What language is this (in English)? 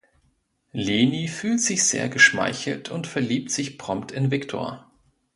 German